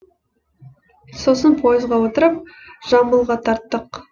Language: Kazakh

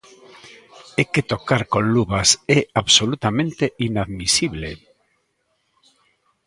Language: Galician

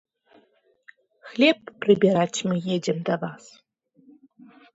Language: Belarusian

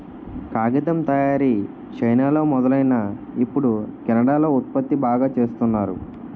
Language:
Telugu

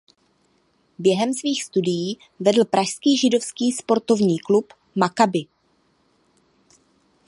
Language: Czech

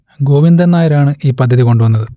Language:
Malayalam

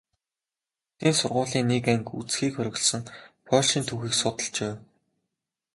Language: Mongolian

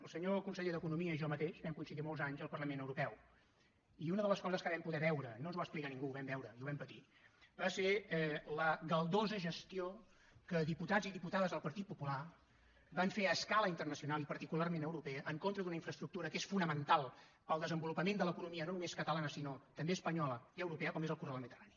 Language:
Catalan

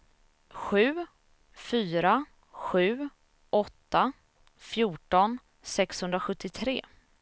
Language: Swedish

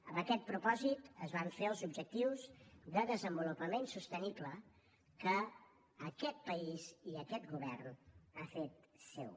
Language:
Catalan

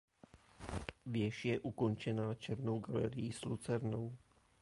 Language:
Czech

